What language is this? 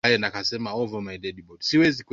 Swahili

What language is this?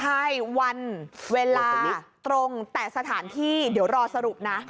Thai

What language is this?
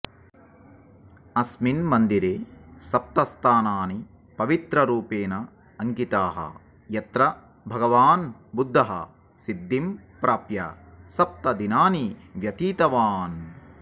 Sanskrit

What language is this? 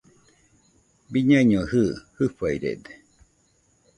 Nüpode Huitoto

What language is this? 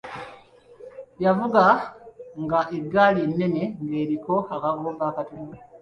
Ganda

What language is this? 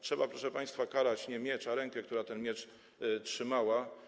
Polish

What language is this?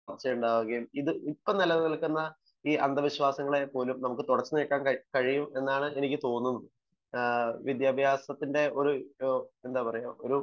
Malayalam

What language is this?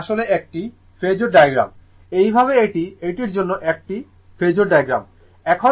Bangla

